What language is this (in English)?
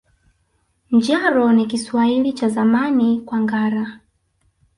Swahili